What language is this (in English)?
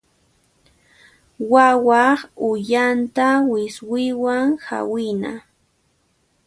Puno Quechua